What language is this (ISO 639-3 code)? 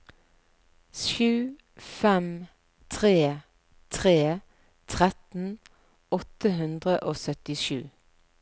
nor